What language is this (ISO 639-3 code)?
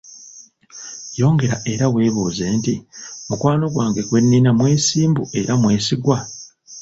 lug